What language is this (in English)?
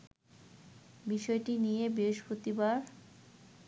Bangla